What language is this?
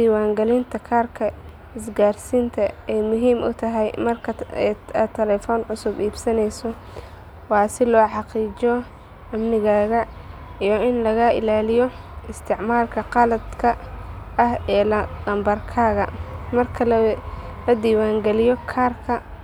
Somali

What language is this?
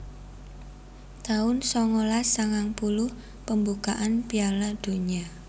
Javanese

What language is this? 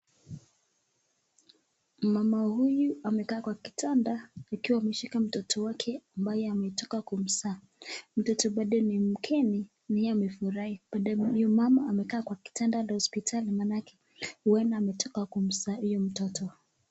Swahili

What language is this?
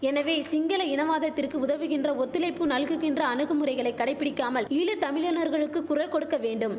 Tamil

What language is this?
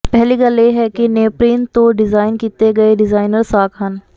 Punjabi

